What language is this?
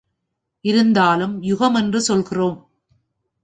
Tamil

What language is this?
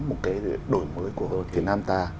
Vietnamese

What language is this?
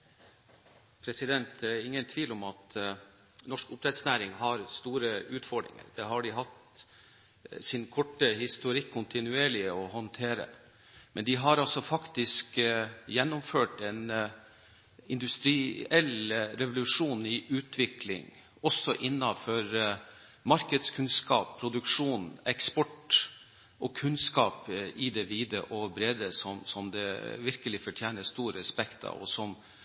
Norwegian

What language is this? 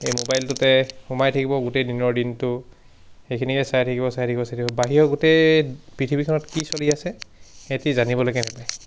Assamese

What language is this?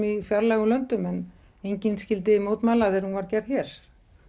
Icelandic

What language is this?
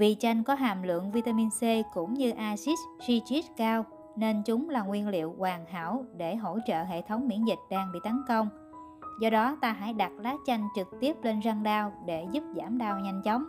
Vietnamese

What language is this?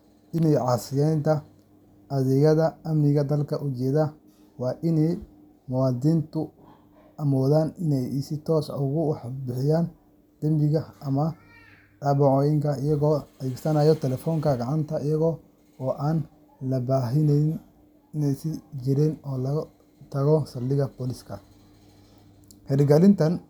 Somali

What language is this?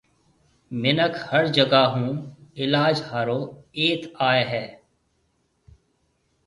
Marwari (Pakistan)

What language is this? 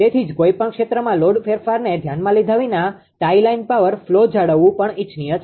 Gujarati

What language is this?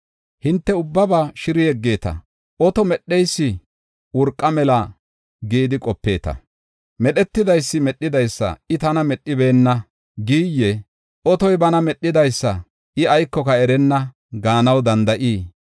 Gofa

